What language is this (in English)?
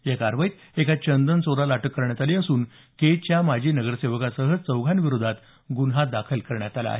Marathi